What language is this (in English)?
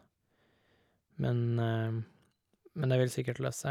Norwegian